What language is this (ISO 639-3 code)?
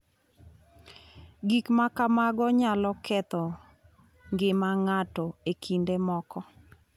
luo